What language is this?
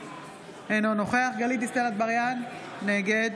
Hebrew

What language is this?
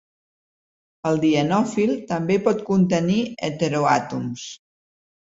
Catalan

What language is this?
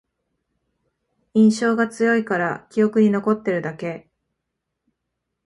Japanese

